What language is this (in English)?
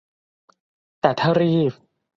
Thai